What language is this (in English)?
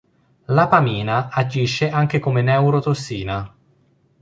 Italian